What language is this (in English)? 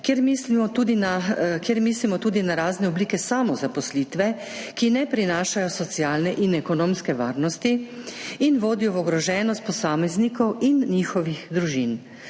Slovenian